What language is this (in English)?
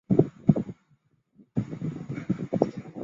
Chinese